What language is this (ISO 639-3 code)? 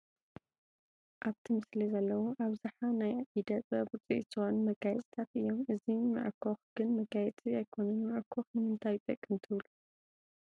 tir